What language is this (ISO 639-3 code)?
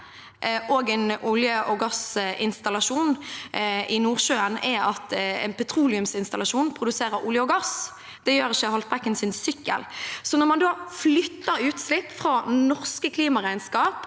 nor